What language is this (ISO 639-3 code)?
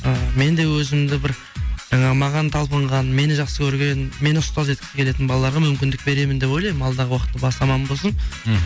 kaz